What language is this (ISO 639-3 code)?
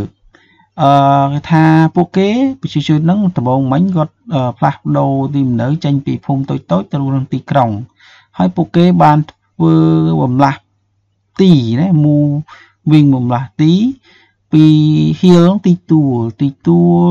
vie